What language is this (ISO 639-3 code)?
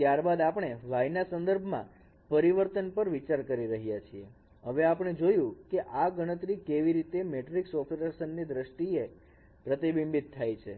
guj